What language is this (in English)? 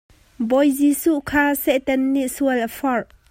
Hakha Chin